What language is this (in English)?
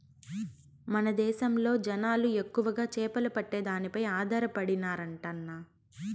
Telugu